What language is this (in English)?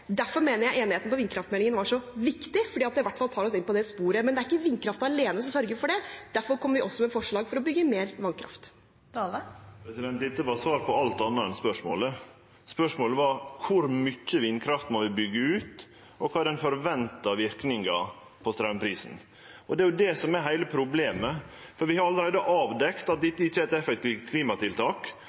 Norwegian